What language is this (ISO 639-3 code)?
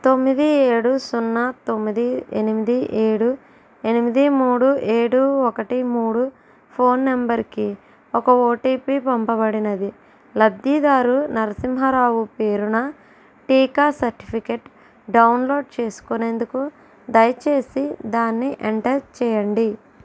tel